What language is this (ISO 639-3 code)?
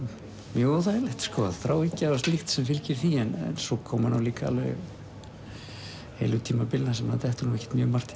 isl